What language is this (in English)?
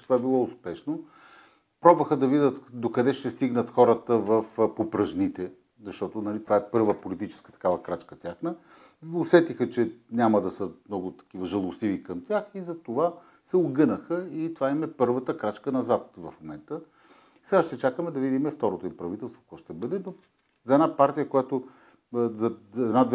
Bulgarian